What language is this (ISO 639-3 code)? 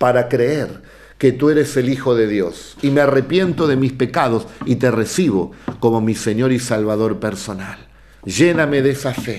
spa